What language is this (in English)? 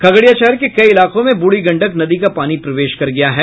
Hindi